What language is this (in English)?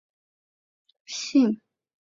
Chinese